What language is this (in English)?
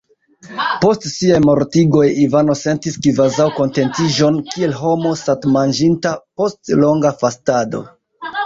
Esperanto